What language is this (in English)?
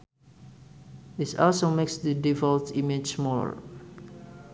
Sundanese